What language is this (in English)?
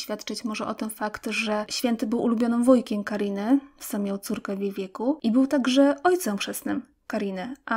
Polish